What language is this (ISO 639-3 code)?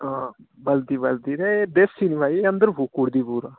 doi